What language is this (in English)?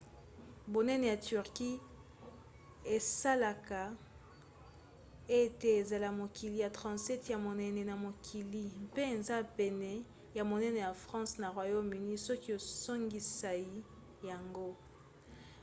Lingala